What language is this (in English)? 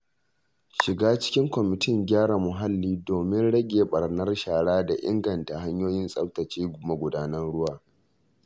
Hausa